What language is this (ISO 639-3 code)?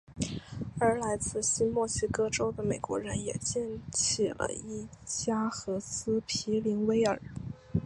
zho